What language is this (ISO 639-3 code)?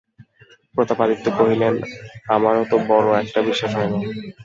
ben